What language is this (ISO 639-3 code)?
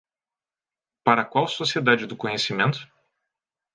por